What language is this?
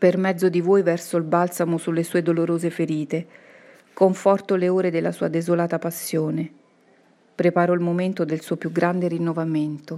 Italian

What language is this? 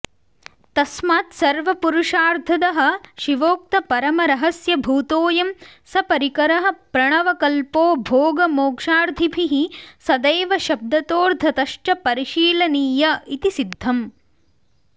Sanskrit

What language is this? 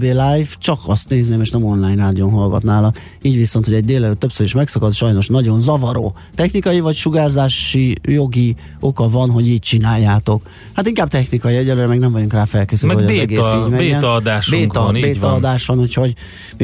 Hungarian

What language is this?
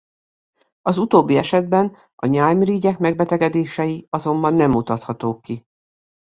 Hungarian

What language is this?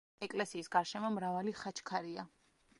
Georgian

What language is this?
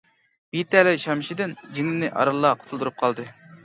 Uyghur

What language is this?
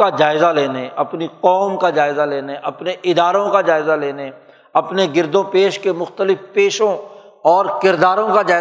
Urdu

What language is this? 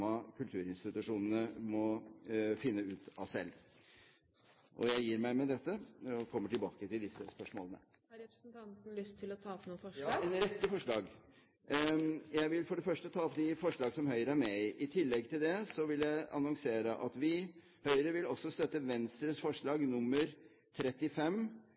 Norwegian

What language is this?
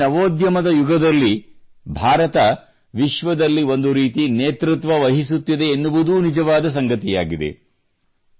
Kannada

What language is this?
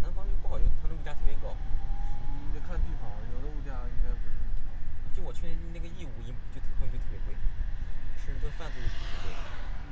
Chinese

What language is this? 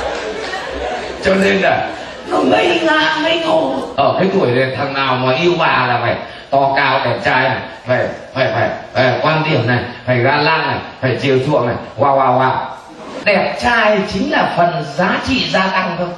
Vietnamese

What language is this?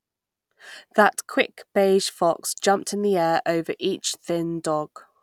English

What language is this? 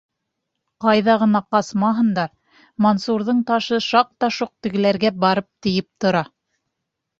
Bashkir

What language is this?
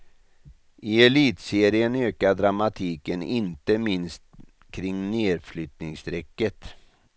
Swedish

